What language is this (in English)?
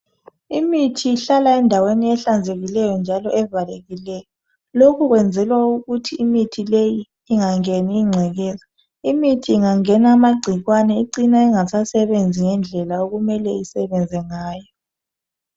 North Ndebele